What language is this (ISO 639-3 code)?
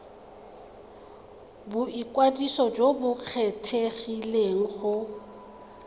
tsn